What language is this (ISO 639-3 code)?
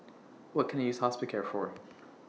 eng